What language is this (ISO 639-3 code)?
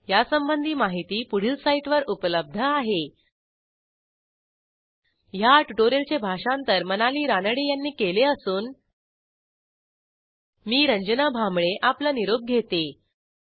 mar